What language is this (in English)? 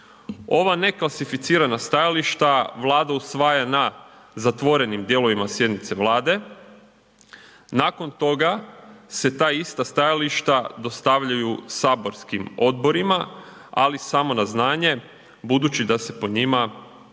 Croatian